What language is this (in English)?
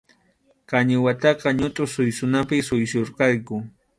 Arequipa-La Unión Quechua